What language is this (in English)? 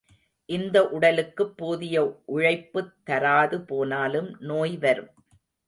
Tamil